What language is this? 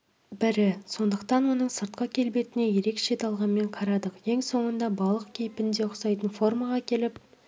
Kazakh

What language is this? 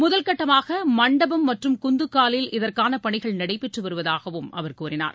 Tamil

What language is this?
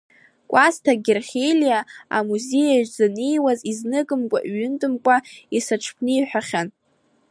Abkhazian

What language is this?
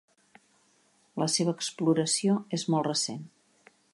Catalan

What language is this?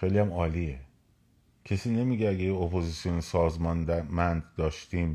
Persian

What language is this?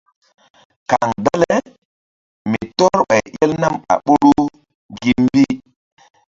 Mbum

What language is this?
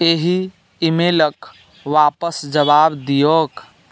Maithili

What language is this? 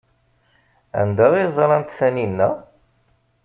Kabyle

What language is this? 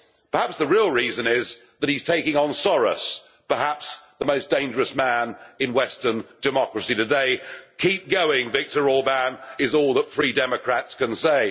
English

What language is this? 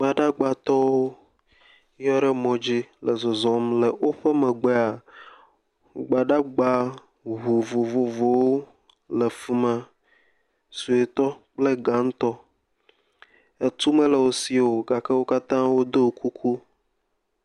Ewe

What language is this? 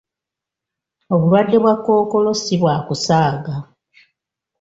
Ganda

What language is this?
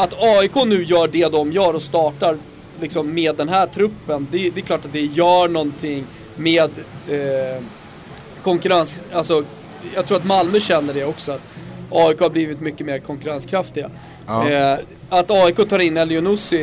Swedish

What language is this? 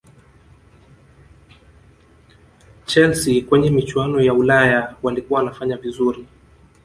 Swahili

